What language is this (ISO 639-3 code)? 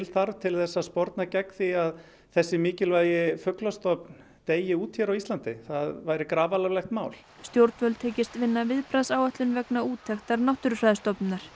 isl